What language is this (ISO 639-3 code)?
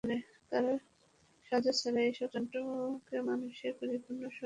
ben